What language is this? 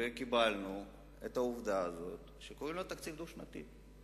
Hebrew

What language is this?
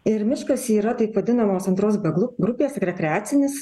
Lithuanian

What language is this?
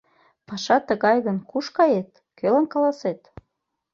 Mari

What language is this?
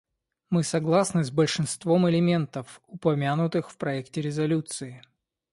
Russian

